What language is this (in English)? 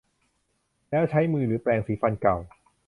Thai